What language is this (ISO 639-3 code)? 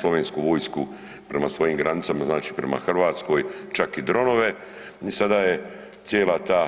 hrv